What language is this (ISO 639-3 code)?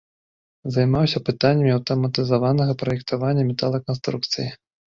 bel